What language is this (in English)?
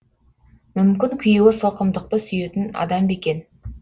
Kazakh